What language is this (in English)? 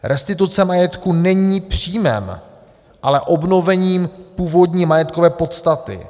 Czech